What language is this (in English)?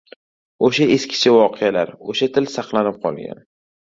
Uzbek